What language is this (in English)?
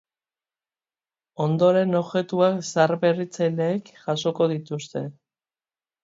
Basque